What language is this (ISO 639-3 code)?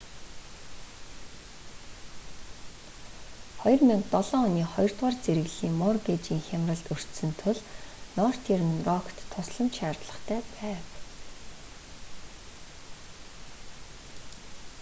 mon